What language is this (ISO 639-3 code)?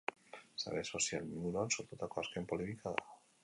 eus